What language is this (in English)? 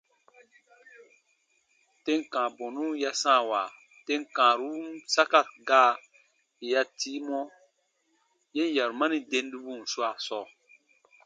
Baatonum